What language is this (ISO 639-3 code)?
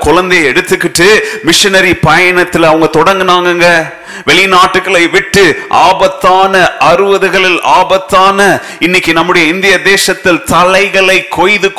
tam